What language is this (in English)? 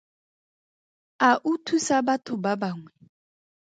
Tswana